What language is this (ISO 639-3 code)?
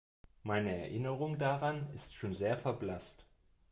deu